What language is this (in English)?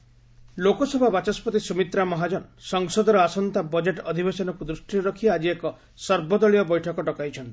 Odia